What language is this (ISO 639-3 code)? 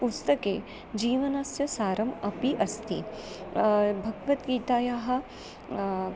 san